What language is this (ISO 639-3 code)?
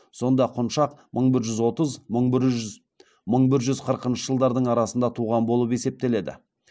kaz